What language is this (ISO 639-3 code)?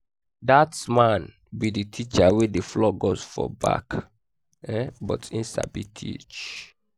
pcm